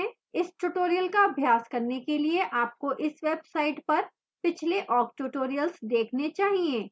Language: Hindi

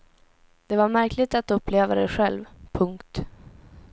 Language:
Swedish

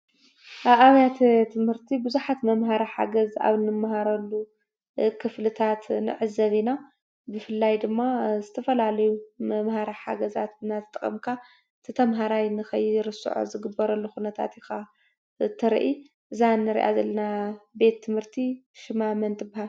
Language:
Tigrinya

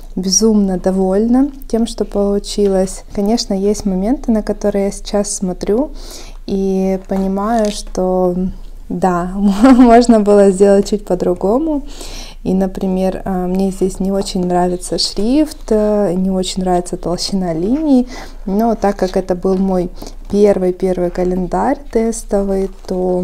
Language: Russian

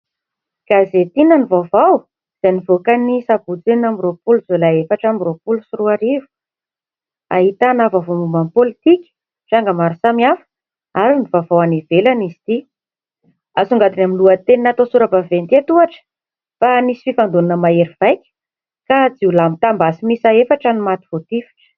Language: Malagasy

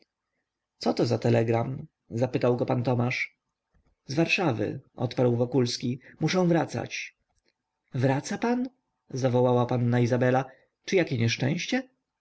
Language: Polish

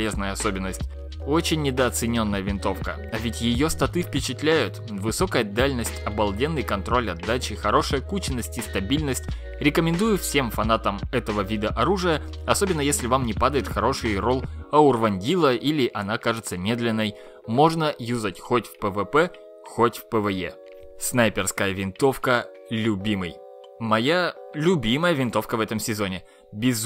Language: Russian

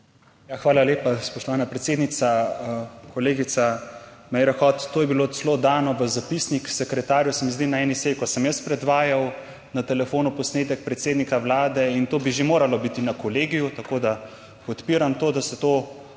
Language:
Slovenian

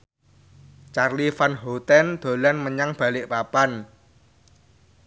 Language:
Javanese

